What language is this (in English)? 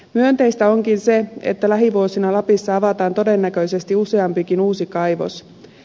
Finnish